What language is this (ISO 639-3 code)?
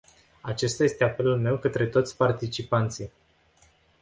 ron